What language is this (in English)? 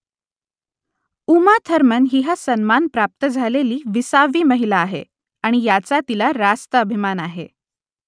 Marathi